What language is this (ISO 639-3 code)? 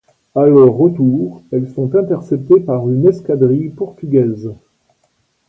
fra